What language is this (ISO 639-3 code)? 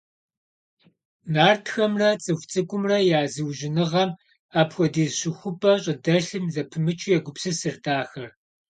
kbd